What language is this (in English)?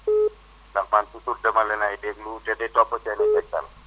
Wolof